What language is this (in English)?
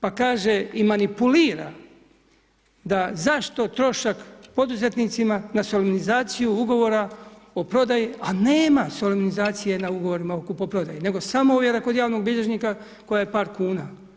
Croatian